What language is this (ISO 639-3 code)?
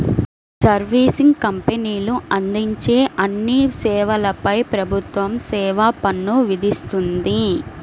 tel